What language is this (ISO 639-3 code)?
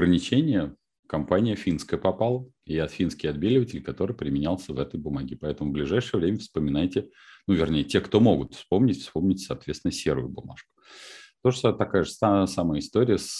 rus